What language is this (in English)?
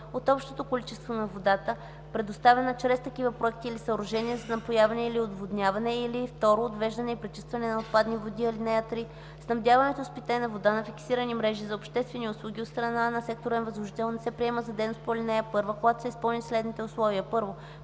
Bulgarian